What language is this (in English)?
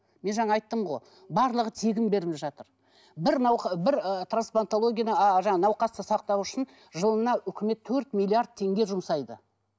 Kazakh